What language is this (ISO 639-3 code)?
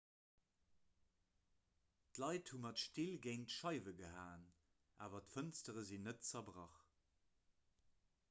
ltz